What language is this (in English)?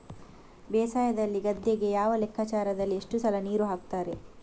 Kannada